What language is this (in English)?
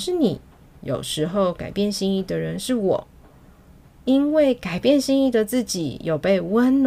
Chinese